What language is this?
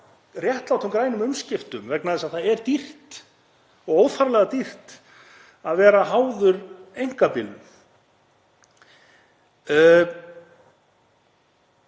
Icelandic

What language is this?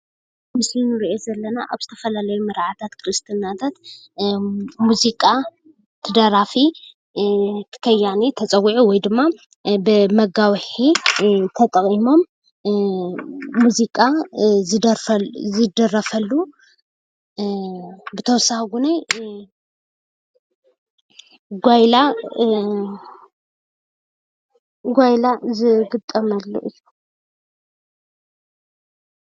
Tigrinya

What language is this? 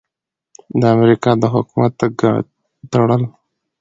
Pashto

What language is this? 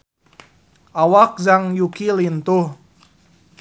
Sundanese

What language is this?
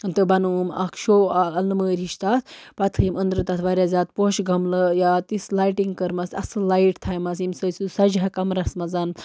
Kashmiri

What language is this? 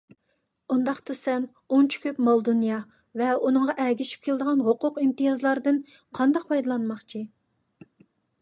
Uyghur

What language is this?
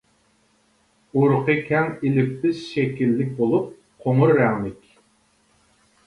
Uyghur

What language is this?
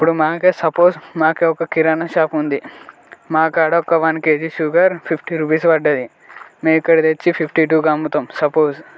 Telugu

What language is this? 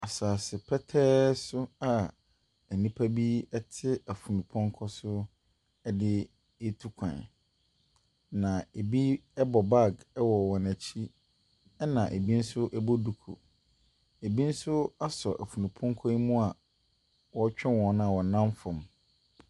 Akan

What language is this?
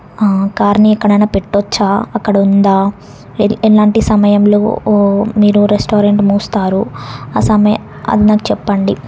Telugu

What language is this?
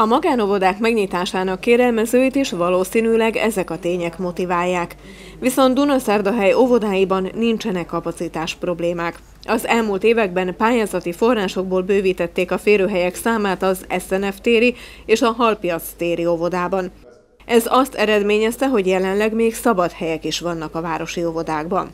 Hungarian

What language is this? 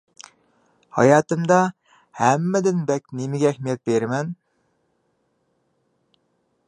Uyghur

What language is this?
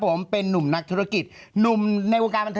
Thai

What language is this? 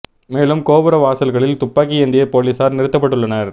Tamil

